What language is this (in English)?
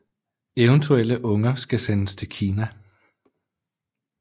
Danish